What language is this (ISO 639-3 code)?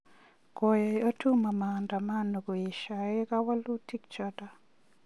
kln